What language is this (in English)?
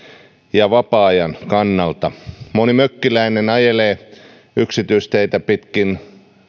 Finnish